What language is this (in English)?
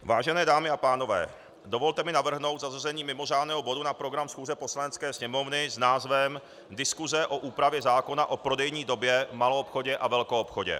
Czech